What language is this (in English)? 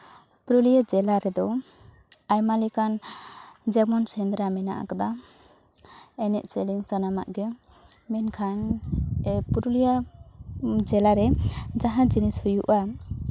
Santali